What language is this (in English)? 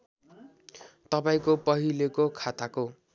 Nepali